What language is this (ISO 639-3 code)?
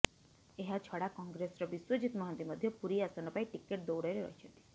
ori